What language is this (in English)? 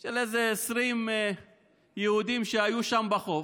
Hebrew